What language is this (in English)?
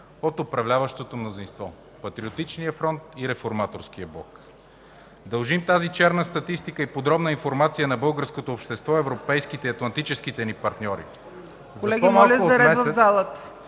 Bulgarian